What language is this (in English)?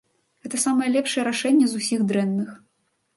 Belarusian